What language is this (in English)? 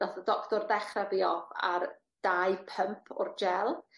Welsh